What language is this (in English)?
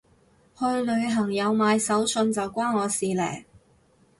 Cantonese